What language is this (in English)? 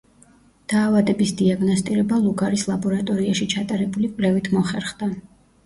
Georgian